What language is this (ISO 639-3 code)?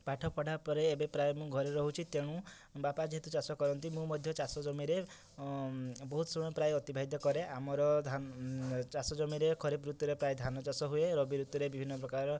ori